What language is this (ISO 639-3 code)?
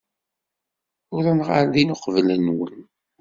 kab